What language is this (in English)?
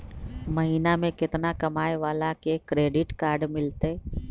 Magahi